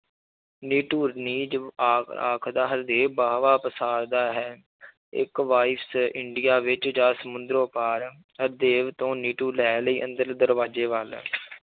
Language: Punjabi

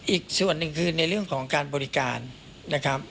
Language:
Thai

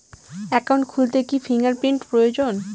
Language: Bangla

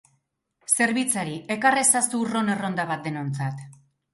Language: Basque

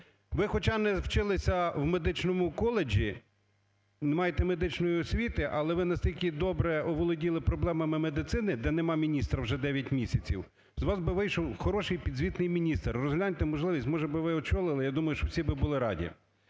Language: Ukrainian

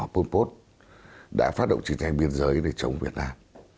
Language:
Vietnamese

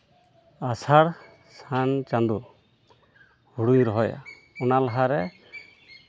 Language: Santali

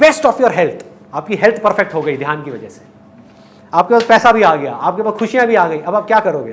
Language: Hindi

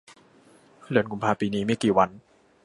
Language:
Thai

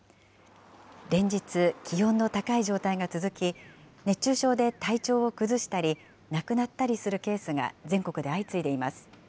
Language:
Japanese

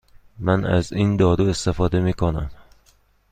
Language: Persian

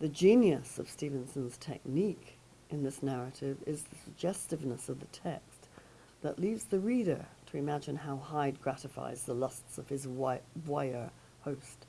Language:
English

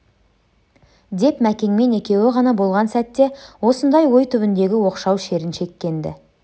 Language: Kazakh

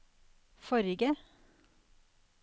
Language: Norwegian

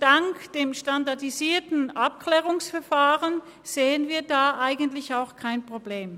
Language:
Swiss German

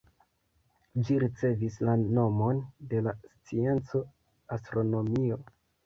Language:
Esperanto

